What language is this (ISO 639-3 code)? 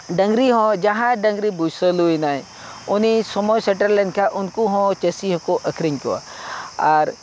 sat